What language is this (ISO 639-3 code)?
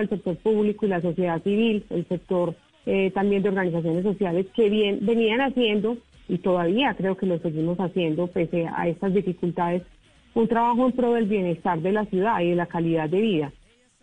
spa